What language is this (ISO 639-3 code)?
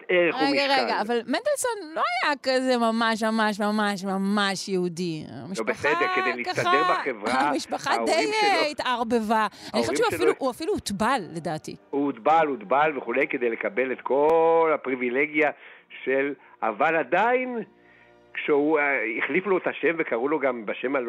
heb